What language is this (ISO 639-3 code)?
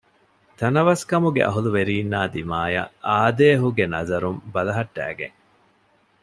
div